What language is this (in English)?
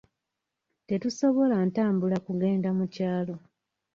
Ganda